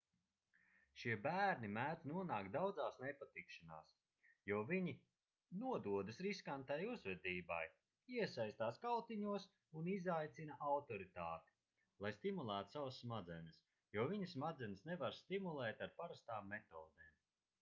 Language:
Latvian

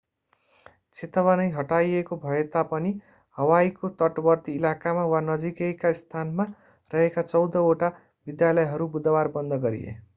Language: Nepali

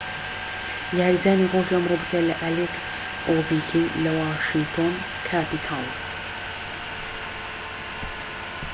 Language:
Central Kurdish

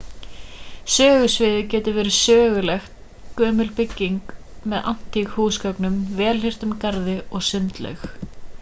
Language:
Icelandic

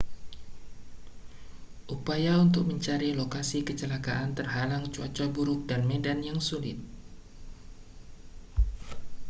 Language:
Indonesian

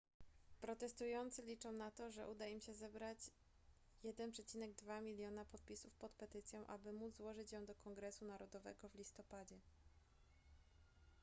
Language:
Polish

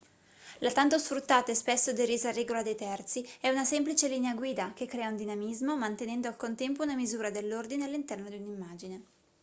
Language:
Italian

